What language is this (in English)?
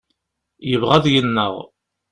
Kabyle